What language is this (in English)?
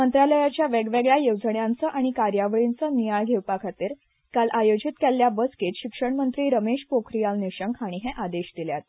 Konkani